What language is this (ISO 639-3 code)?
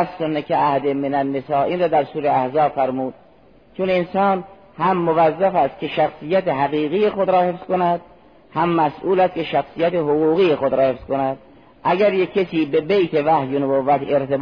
fas